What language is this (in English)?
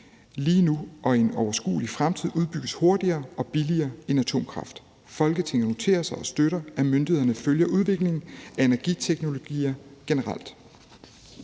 Danish